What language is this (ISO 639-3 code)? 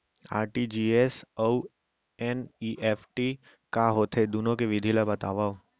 hne